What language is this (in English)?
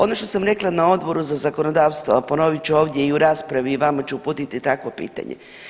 Croatian